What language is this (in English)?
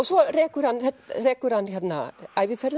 Icelandic